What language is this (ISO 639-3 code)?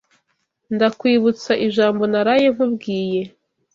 kin